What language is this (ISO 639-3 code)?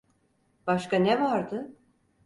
tur